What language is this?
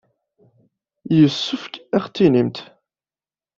Kabyle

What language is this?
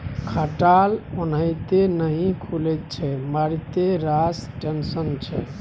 Maithili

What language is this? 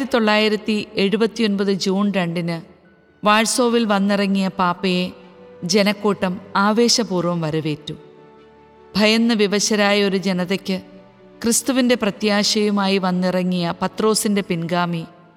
Malayalam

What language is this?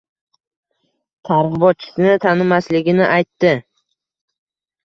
Uzbek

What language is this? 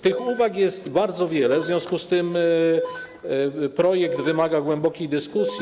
Polish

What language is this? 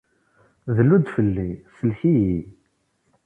Kabyle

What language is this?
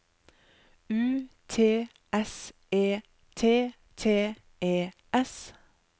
Norwegian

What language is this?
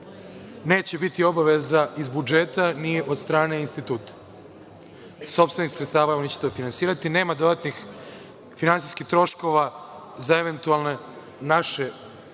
Serbian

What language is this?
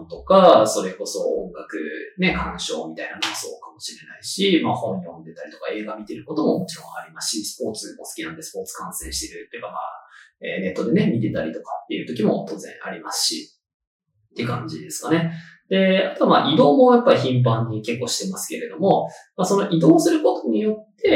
Japanese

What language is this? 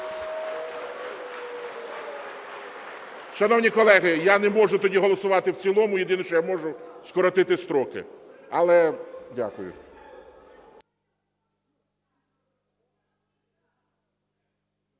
Ukrainian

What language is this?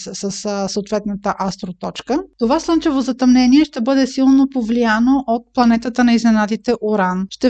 Bulgarian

